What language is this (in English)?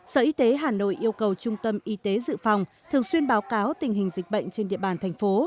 Vietnamese